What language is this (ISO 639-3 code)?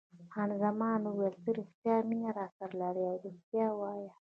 pus